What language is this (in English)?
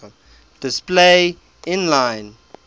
English